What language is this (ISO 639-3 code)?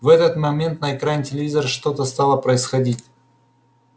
rus